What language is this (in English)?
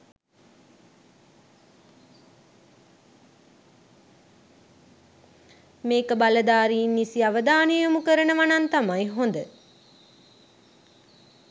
Sinhala